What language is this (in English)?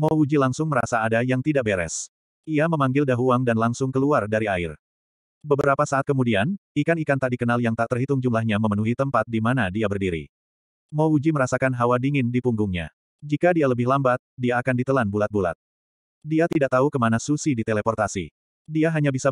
Indonesian